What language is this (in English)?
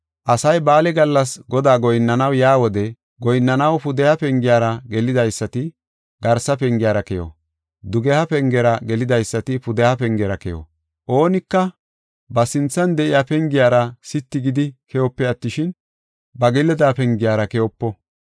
Gofa